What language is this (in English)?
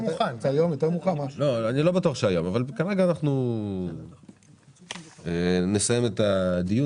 Hebrew